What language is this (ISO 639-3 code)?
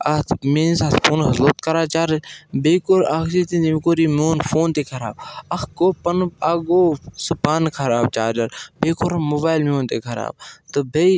kas